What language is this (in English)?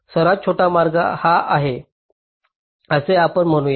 Marathi